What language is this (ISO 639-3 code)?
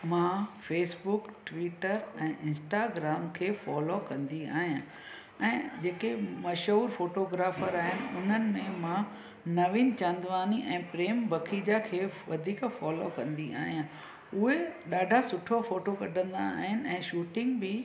snd